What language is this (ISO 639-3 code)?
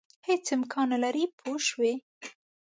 pus